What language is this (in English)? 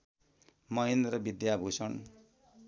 Nepali